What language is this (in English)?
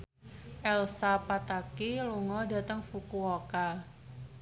Javanese